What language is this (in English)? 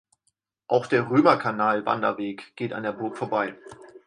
German